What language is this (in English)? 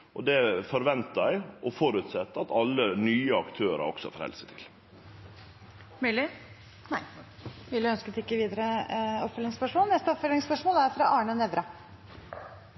Norwegian